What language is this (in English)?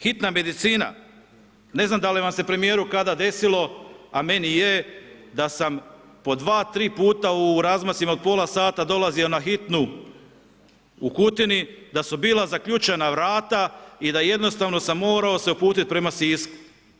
Croatian